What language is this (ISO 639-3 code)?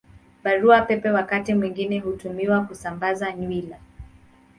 swa